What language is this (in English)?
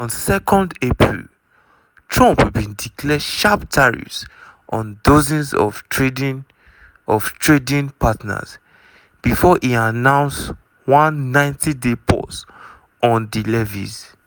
Nigerian Pidgin